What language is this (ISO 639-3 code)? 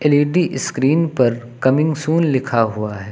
hin